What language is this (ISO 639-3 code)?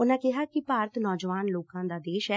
pan